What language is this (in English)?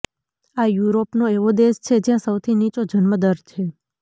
Gujarati